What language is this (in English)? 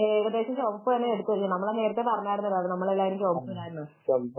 Malayalam